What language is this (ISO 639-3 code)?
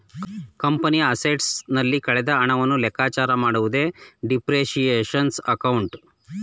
kan